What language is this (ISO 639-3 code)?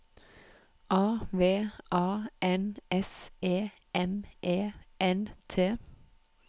nor